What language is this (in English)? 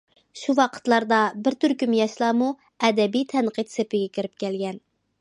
Uyghur